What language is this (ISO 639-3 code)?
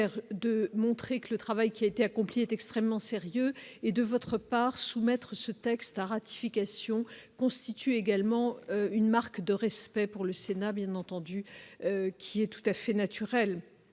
fra